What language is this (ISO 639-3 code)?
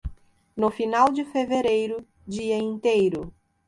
por